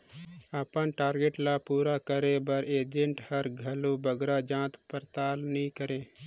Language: Chhattisgarhi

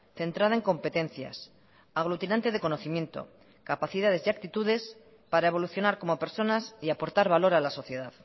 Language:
Spanish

